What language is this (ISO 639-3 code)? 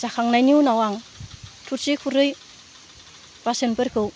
brx